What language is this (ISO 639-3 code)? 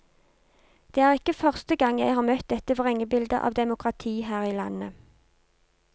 nor